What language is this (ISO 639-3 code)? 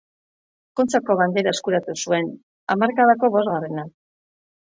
eus